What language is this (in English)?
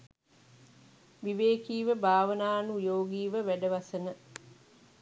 Sinhala